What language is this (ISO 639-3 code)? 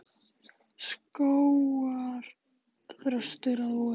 isl